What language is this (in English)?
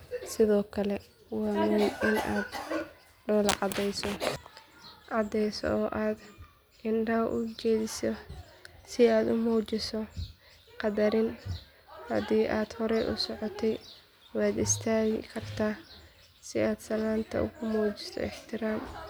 Somali